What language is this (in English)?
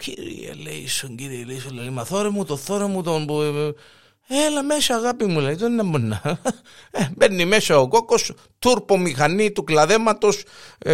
Greek